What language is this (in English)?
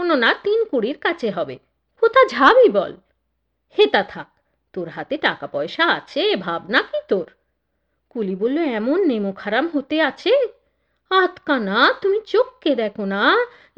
Bangla